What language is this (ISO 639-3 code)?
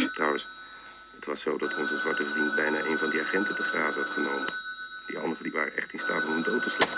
nld